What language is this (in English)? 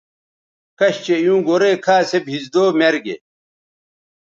Bateri